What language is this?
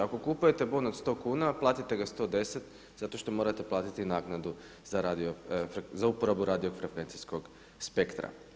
Croatian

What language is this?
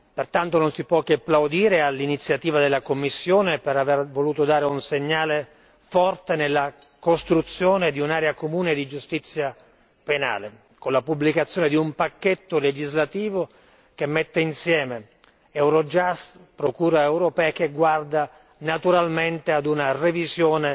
Italian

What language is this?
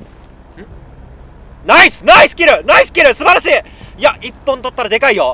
Japanese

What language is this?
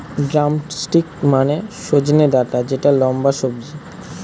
Bangla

